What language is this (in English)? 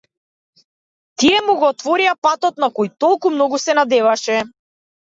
Macedonian